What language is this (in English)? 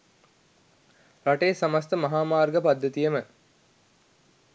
Sinhala